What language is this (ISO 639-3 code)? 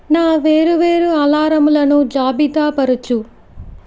tel